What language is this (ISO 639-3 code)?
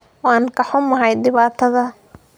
som